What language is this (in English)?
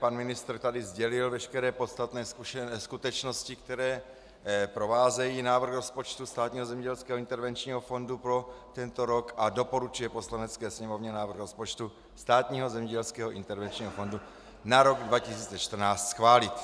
Czech